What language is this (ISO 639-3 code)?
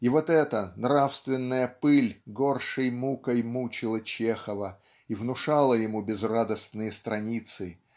rus